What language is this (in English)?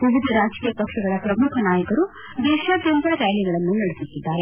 Kannada